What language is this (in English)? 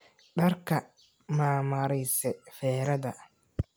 Somali